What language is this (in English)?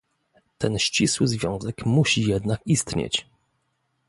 Polish